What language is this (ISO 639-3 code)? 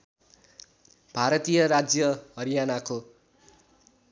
nep